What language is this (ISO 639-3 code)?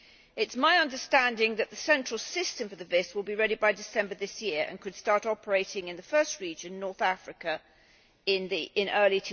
eng